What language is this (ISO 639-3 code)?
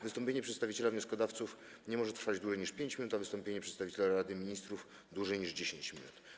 pol